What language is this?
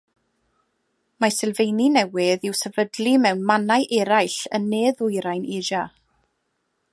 Welsh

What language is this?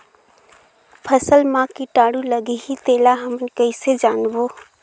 Chhattisgarhi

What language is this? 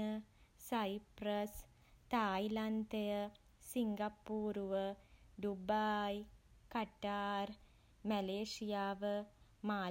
Sinhala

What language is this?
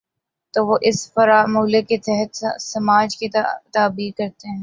Urdu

